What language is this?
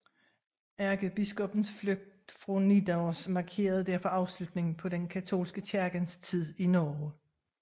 Danish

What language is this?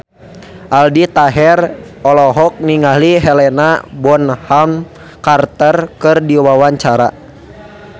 Sundanese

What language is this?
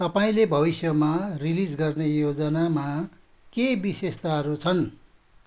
Nepali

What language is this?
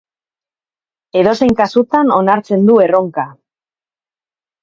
Basque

